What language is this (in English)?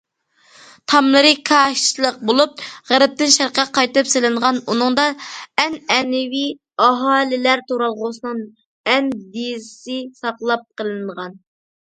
Uyghur